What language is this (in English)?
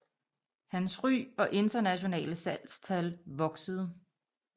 Danish